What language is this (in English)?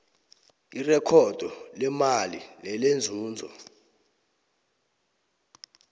South Ndebele